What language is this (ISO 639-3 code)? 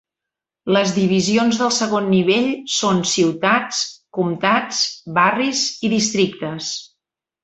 cat